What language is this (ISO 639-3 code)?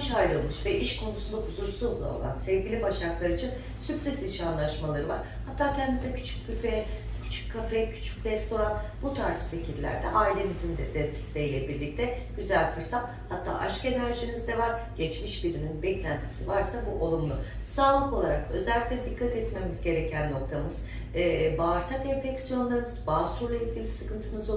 tur